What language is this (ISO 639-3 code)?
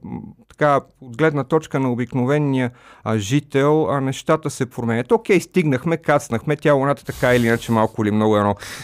bul